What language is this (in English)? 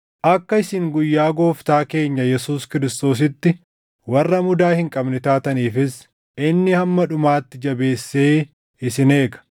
Oromo